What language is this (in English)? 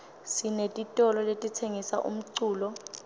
Swati